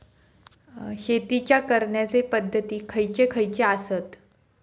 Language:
Marathi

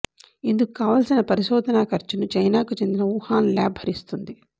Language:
Telugu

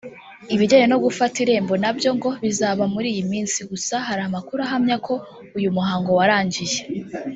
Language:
Kinyarwanda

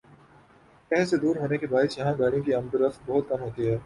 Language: Urdu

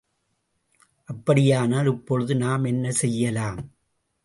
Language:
Tamil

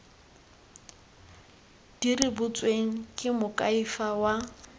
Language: Tswana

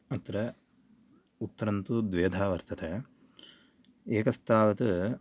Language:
Sanskrit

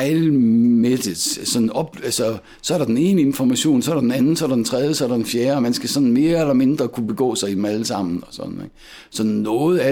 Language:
Danish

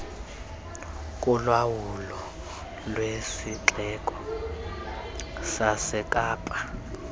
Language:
Xhosa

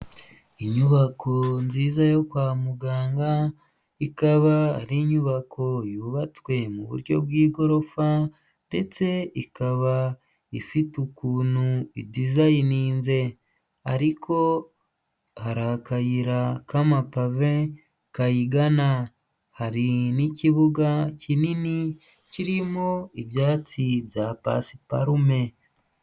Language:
Kinyarwanda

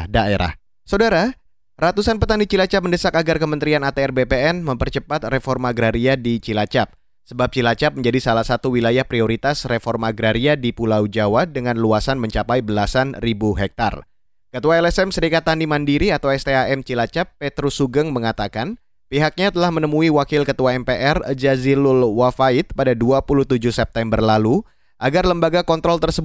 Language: Indonesian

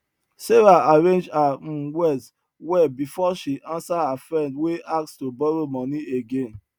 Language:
Nigerian Pidgin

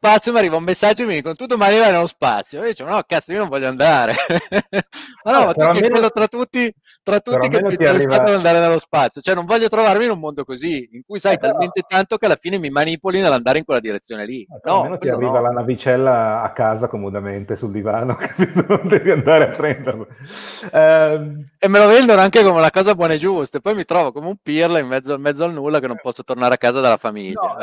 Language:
Italian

